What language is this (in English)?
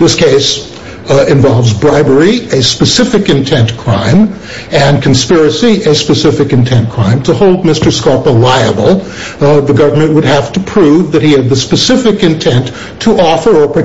English